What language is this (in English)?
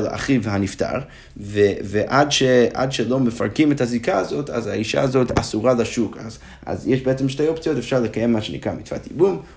Hebrew